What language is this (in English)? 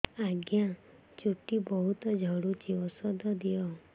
Odia